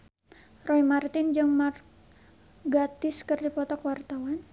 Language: Sundanese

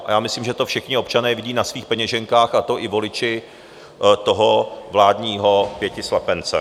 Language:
Czech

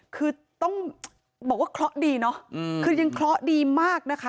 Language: Thai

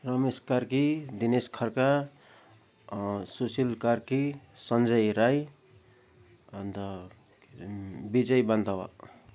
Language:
Nepali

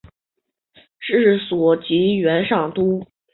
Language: Chinese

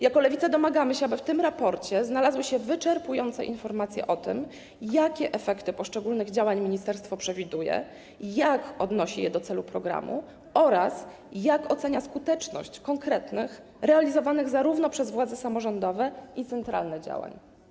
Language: Polish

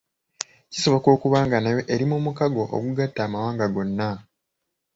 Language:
Ganda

